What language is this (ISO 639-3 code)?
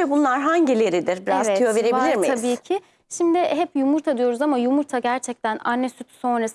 tur